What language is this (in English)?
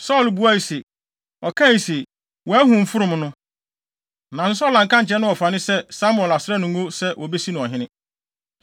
Akan